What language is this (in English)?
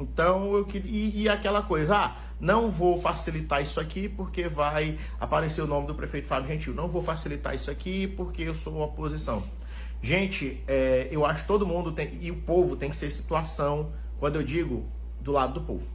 Portuguese